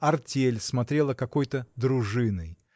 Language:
Russian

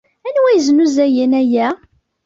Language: Kabyle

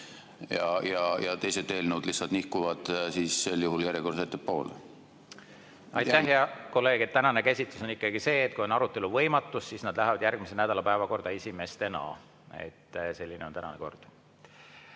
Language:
Estonian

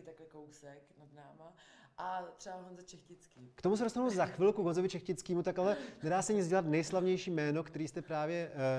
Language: Czech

